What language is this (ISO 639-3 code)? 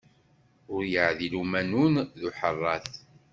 kab